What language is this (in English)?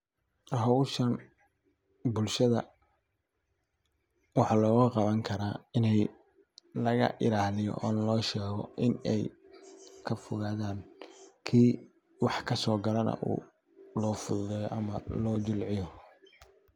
Somali